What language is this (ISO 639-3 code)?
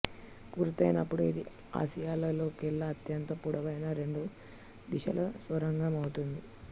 tel